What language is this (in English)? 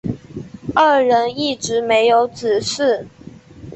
Chinese